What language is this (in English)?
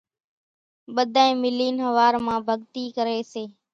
Kachi Koli